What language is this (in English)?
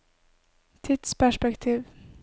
Norwegian